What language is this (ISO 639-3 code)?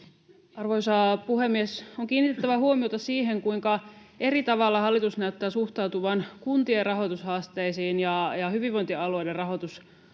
fin